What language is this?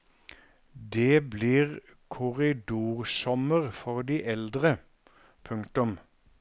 Norwegian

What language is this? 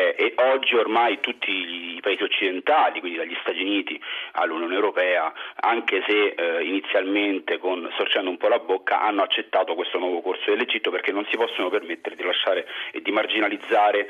Italian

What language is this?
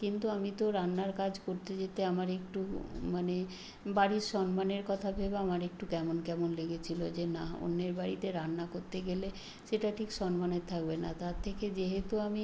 Bangla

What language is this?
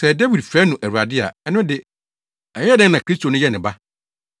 Akan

